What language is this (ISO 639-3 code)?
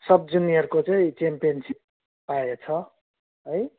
nep